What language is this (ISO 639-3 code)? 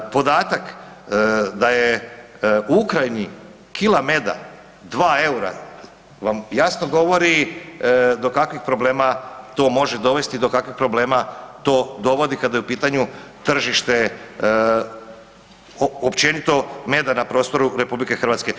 hrv